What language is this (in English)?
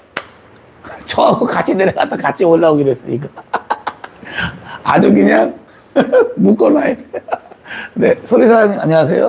Korean